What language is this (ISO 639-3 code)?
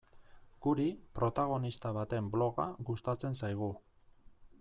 eus